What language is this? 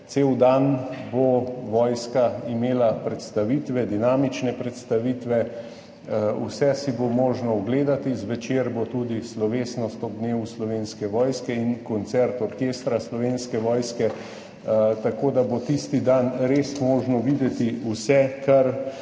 Slovenian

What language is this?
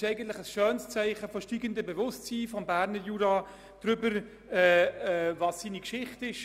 Swiss German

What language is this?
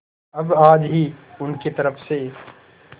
Hindi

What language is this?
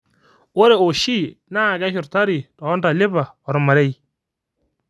Masai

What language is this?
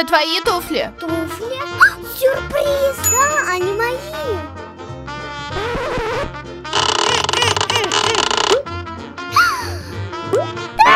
Russian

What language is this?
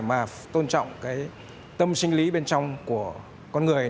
Vietnamese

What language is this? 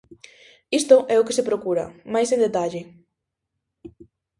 Galician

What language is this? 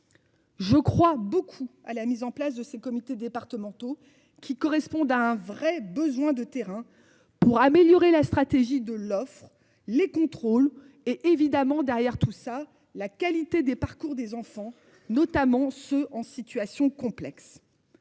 French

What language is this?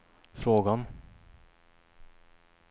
Swedish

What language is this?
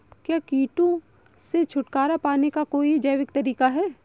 Hindi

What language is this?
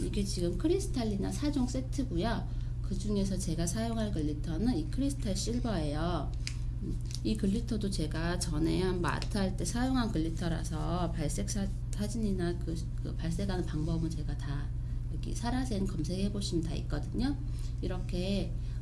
Korean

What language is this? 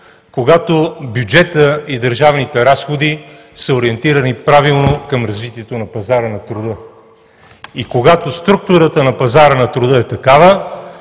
Bulgarian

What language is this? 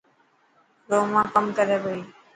Dhatki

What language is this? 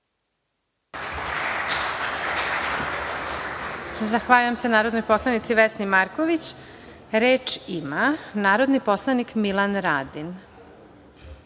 Serbian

